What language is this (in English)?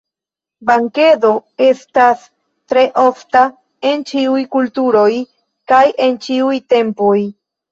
Esperanto